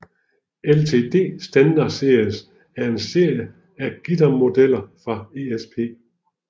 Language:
Danish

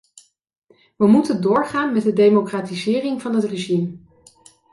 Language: Dutch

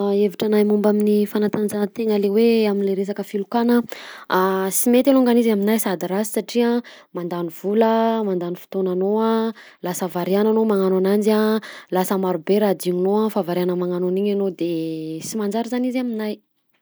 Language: Southern Betsimisaraka Malagasy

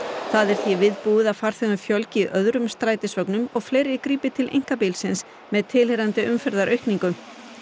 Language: Icelandic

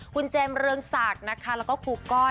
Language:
Thai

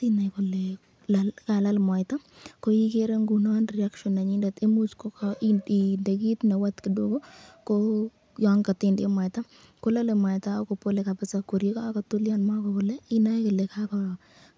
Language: Kalenjin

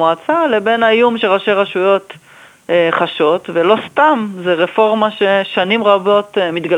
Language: Hebrew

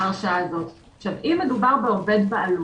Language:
Hebrew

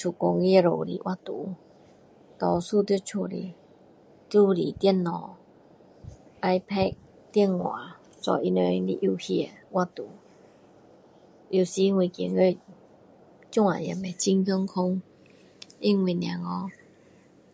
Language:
Min Dong Chinese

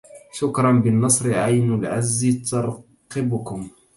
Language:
Arabic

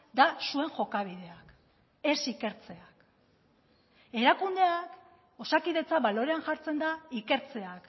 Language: Basque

